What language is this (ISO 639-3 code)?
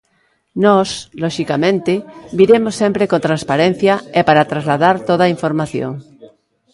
glg